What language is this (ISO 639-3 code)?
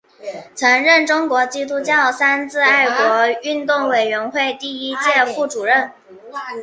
zho